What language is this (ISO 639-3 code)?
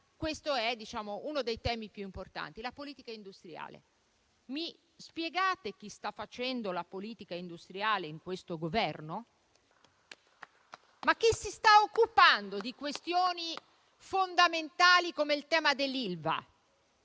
ita